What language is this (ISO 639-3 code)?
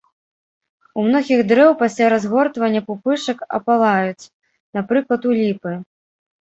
bel